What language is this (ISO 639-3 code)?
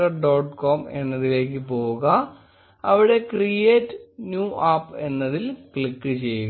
mal